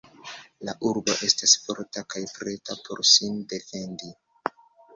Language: Esperanto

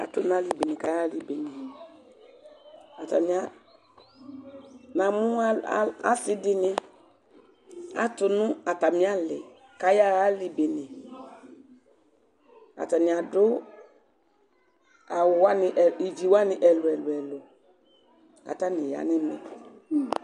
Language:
Ikposo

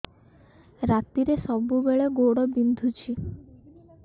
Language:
Odia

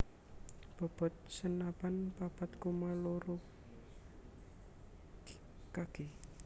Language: Javanese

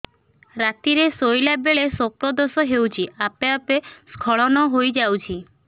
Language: Odia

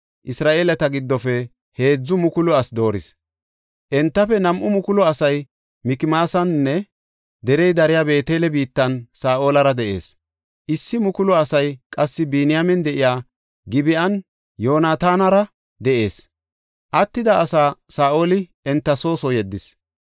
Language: Gofa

